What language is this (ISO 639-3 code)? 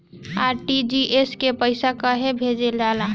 bho